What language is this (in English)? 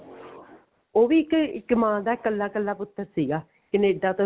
Punjabi